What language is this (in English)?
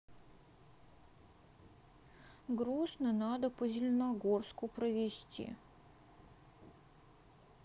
Russian